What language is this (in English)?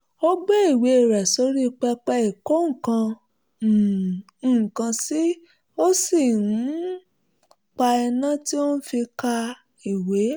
Yoruba